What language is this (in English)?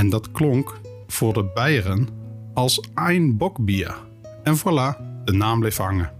Dutch